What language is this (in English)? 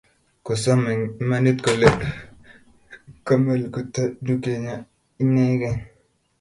Kalenjin